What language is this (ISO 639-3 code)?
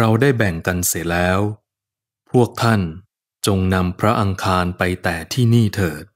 tha